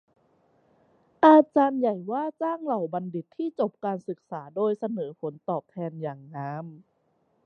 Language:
Thai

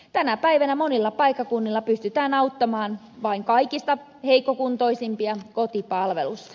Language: Finnish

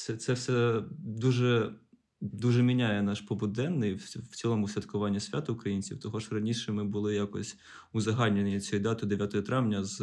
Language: Ukrainian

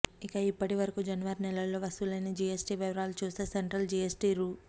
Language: Telugu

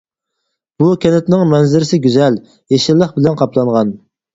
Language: Uyghur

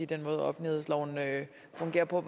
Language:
Danish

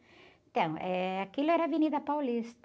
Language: Portuguese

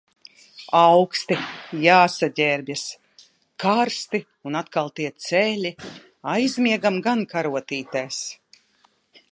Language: Latvian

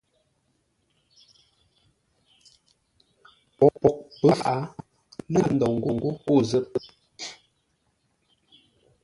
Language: Ngombale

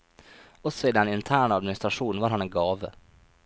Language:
Norwegian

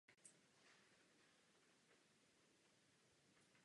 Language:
Czech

